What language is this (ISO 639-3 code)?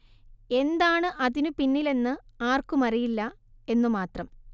mal